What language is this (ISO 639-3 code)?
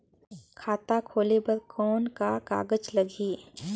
hne